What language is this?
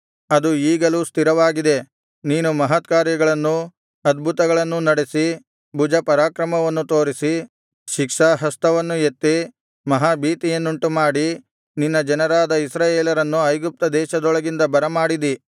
Kannada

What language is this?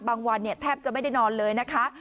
Thai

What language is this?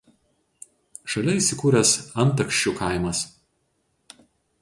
Lithuanian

